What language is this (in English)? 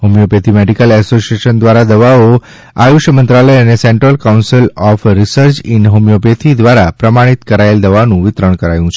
Gujarati